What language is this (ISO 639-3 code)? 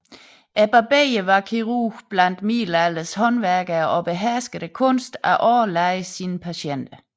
dan